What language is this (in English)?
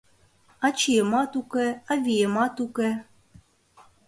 Mari